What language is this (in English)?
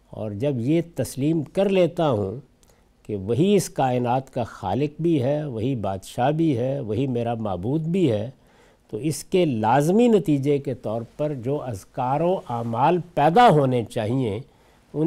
Urdu